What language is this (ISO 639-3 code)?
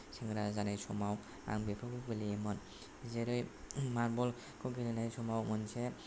brx